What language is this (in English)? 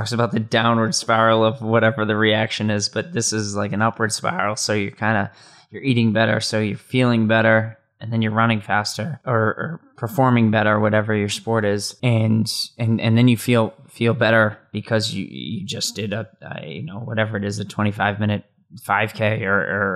English